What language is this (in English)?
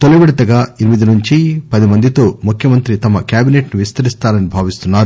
Telugu